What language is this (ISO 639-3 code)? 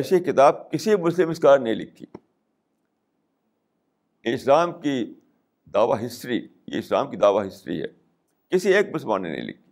urd